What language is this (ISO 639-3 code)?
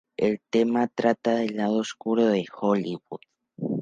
spa